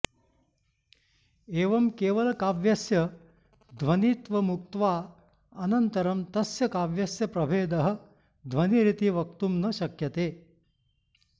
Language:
Sanskrit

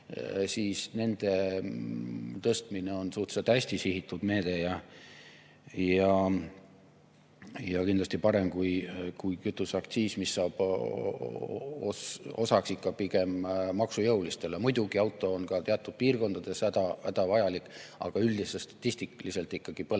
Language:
Estonian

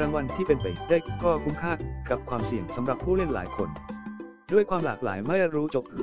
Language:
Thai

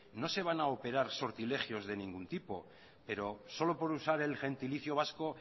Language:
Spanish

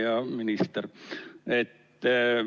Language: Estonian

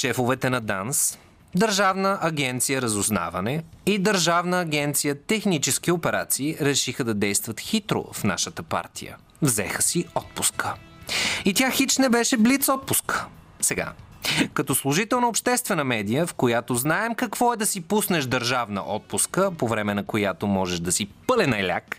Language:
Bulgarian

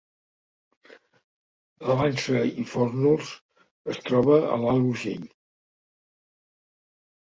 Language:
Catalan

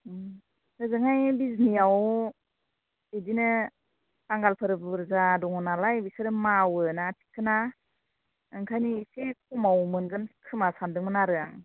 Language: Bodo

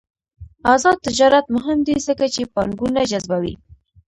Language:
Pashto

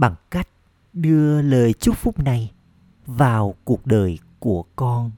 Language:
Vietnamese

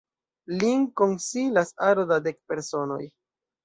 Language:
Esperanto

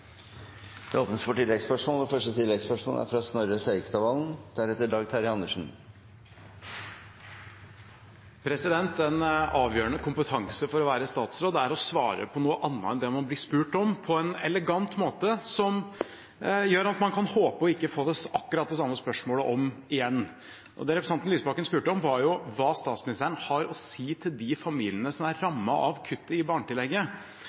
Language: Norwegian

